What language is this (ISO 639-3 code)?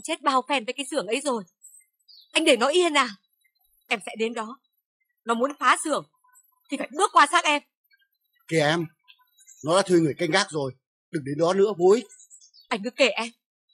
vie